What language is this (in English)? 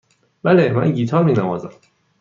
Persian